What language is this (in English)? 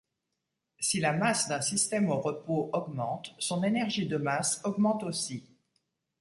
French